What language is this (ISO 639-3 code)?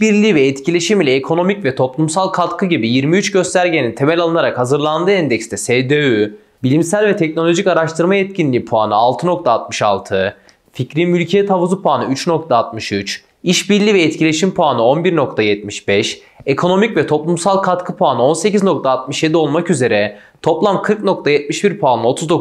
tur